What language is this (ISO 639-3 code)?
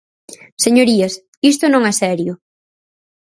glg